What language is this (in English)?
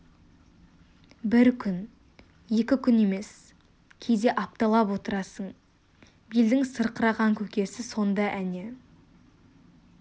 Kazakh